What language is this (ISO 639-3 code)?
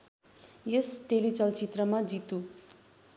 nep